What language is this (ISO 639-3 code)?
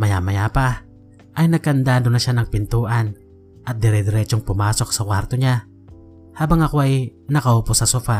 fil